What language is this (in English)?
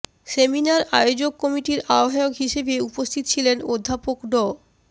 Bangla